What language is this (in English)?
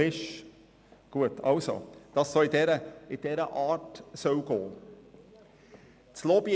Swiss German